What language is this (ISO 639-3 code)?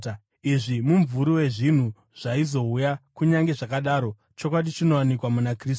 sna